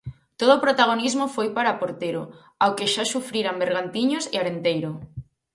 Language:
Galician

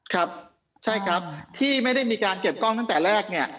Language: Thai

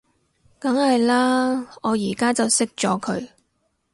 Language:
Cantonese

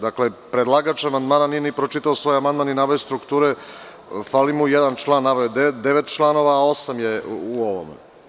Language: Serbian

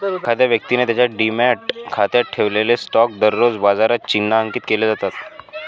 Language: Marathi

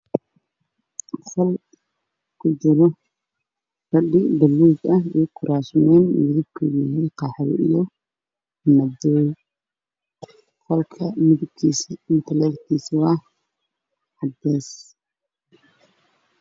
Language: Somali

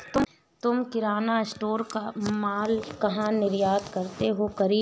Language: Hindi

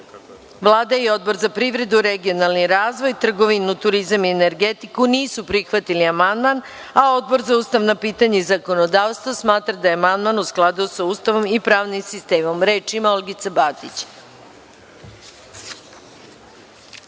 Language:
Serbian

